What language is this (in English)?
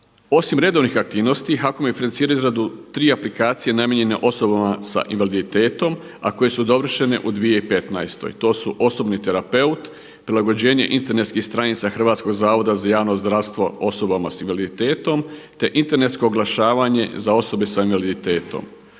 Croatian